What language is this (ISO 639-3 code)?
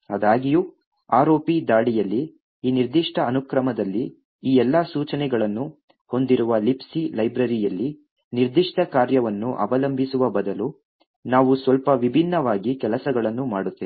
kan